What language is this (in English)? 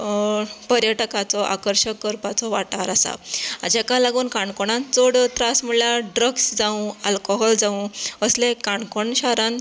Konkani